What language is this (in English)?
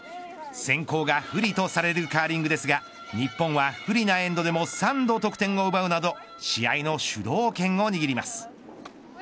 Japanese